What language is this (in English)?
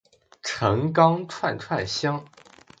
Chinese